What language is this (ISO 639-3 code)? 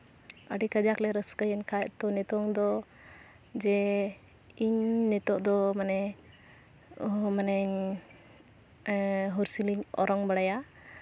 sat